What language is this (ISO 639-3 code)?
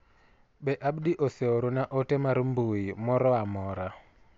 luo